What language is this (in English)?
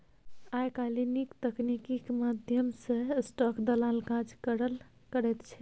Maithili